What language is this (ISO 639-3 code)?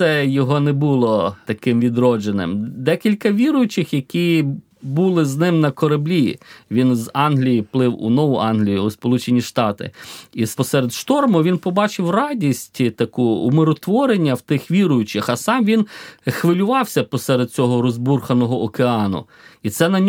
ukr